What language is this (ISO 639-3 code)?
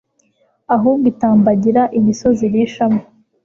kin